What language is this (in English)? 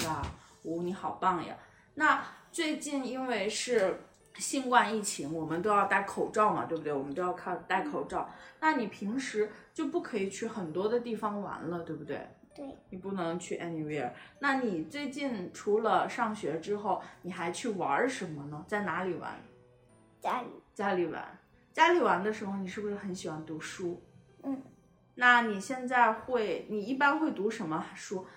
Chinese